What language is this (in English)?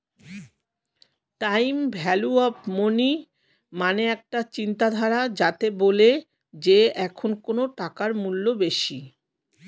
Bangla